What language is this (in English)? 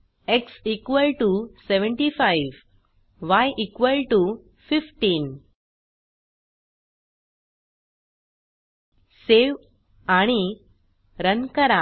Marathi